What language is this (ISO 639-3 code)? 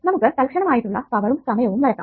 mal